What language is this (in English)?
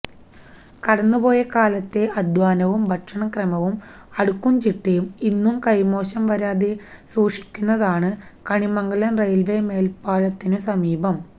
Malayalam